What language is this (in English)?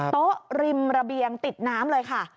Thai